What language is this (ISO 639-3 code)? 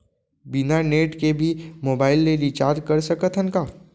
hne